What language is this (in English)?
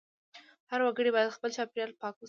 Pashto